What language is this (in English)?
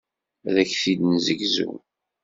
Kabyle